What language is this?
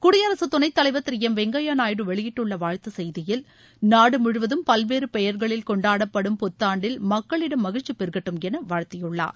Tamil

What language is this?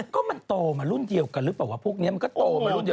Thai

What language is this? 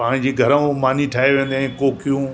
Sindhi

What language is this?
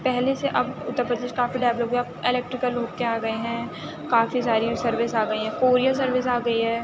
Urdu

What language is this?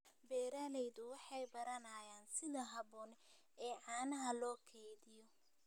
Somali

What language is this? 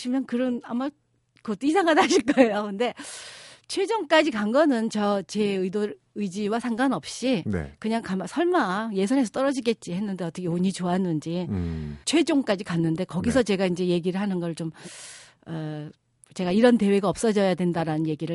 Korean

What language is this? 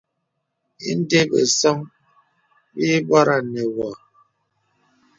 Bebele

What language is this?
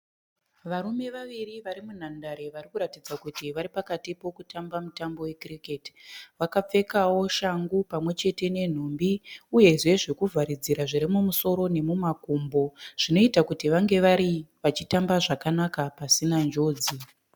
Shona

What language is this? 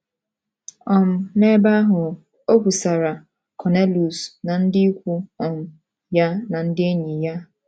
Igbo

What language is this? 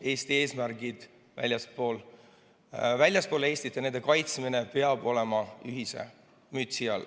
Estonian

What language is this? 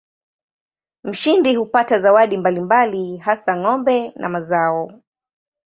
Swahili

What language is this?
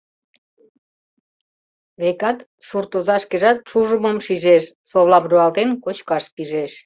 Mari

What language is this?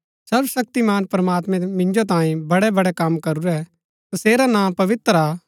Gaddi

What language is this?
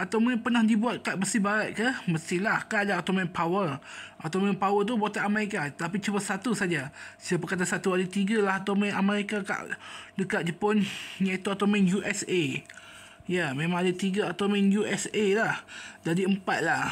Malay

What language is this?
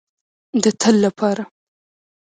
Pashto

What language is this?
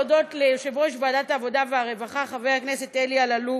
Hebrew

